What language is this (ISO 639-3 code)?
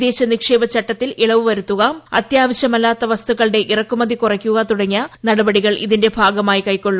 mal